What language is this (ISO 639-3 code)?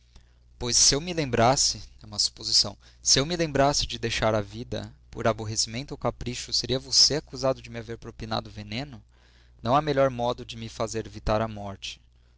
por